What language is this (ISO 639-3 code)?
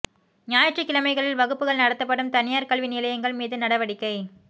tam